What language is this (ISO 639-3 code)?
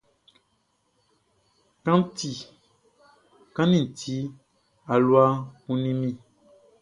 bci